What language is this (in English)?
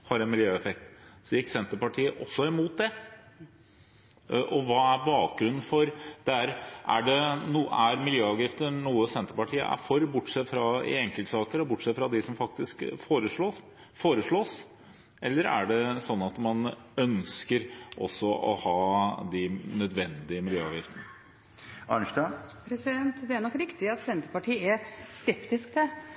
Norwegian Bokmål